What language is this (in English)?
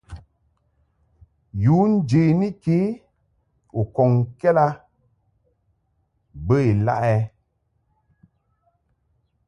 Mungaka